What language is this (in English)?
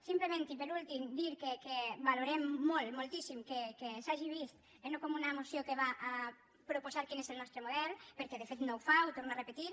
Catalan